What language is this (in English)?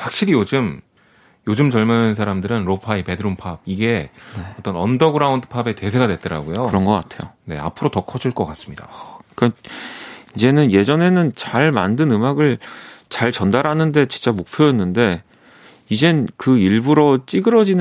Korean